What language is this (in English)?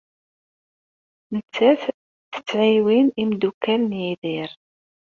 Kabyle